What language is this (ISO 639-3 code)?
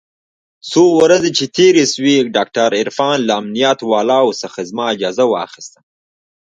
pus